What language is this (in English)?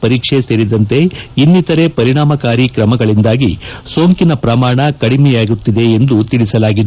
Kannada